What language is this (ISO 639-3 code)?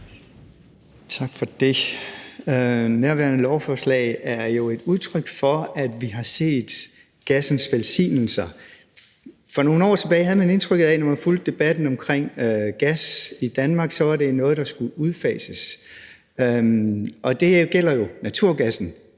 dan